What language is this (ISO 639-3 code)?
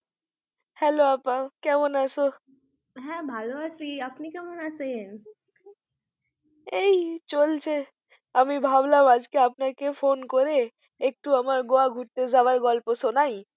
ben